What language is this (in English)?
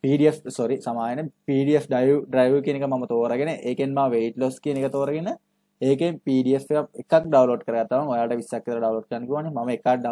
Hindi